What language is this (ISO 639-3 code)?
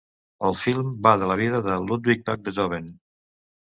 cat